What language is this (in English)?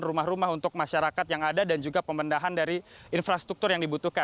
Indonesian